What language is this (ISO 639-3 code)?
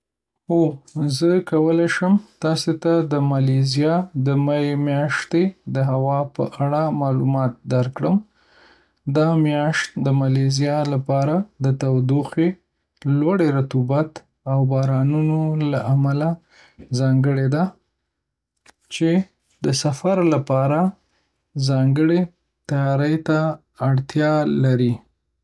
pus